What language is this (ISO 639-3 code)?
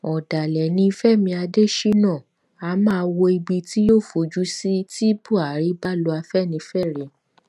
yor